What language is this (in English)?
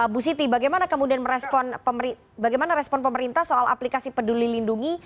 Indonesian